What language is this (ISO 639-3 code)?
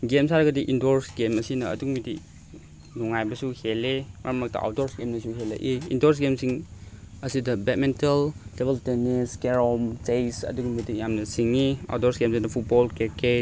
mni